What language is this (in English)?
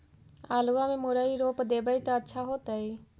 Magahi